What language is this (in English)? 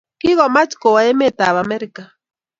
Kalenjin